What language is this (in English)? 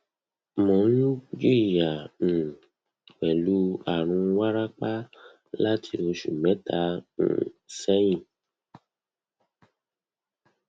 Yoruba